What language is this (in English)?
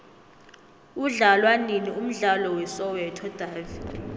South Ndebele